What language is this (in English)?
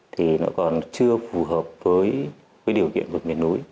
Vietnamese